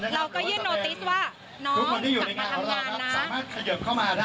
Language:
Thai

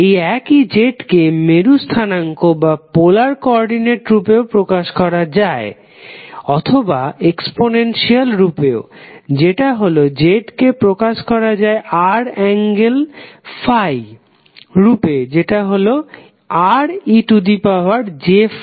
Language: Bangla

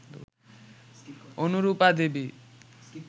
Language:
Bangla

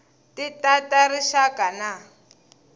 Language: Tsonga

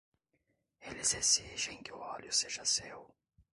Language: Portuguese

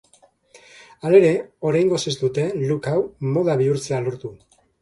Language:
Basque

